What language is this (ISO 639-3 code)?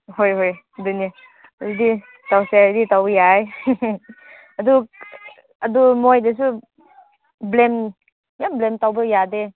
mni